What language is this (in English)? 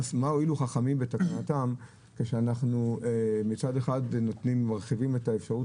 Hebrew